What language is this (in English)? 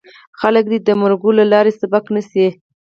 Pashto